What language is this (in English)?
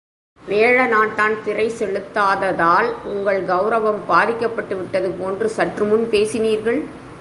Tamil